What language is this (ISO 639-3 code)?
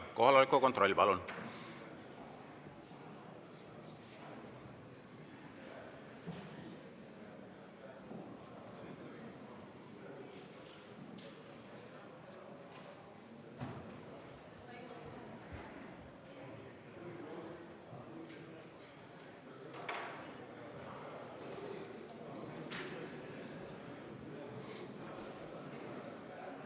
est